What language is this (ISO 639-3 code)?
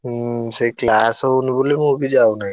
ori